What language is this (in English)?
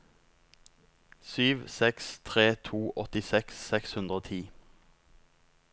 Norwegian